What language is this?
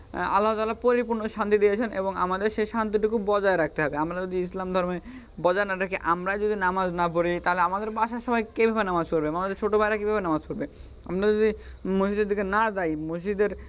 Bangla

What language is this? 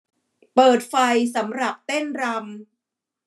Thai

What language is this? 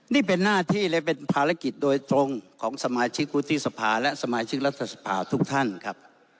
Thai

